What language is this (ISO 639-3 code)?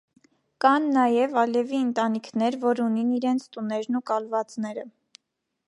hye